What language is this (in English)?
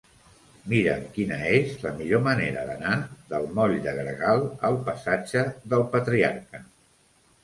Catalan